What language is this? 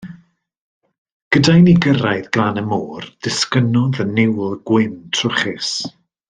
Welsh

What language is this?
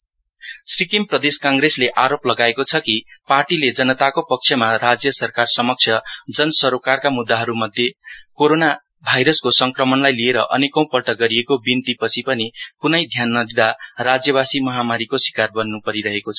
Nepali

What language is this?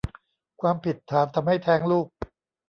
Thai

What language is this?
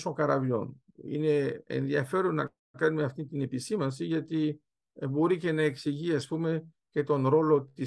Greek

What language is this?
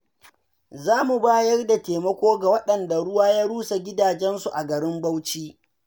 Hausa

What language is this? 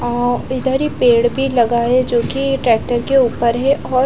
Hindi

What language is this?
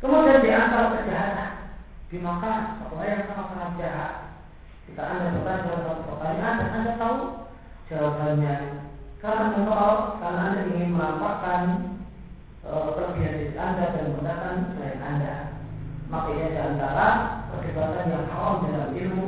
Malay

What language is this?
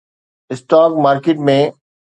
Sindhi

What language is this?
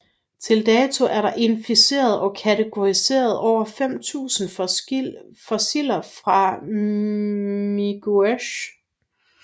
Danish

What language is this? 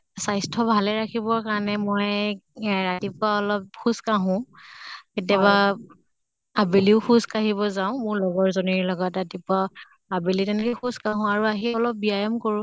Assamese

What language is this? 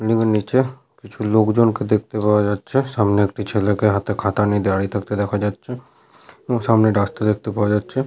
Bangla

